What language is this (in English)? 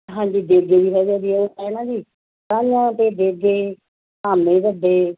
Punjabi